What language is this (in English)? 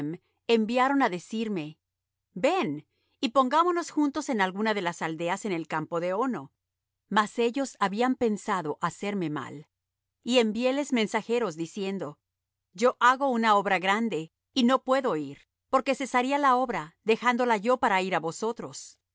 Spanish